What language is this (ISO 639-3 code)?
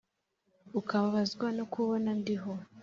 kin